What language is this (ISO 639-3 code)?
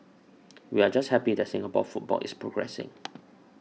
eng